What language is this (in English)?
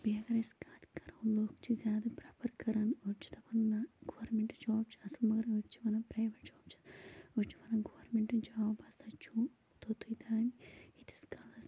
Kashmiri